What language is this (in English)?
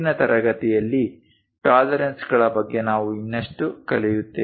Kannada